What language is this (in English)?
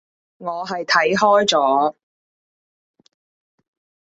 Cantonese